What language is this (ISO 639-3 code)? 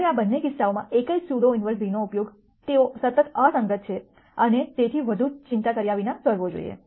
guj